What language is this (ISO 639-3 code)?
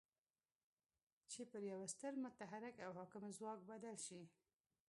pus